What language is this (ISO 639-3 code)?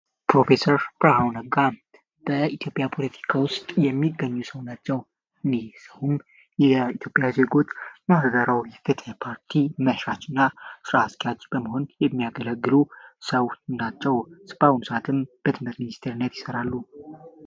amh